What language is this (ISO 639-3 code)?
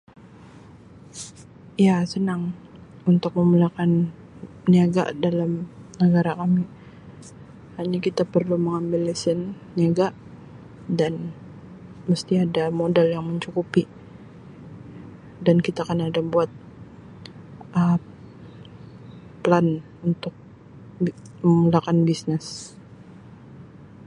msi